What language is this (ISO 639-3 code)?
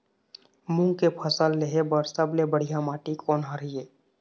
hne